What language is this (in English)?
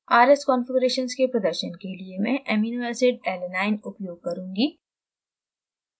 Hindi